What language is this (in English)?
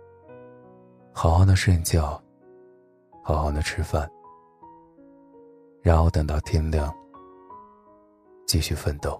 Chinese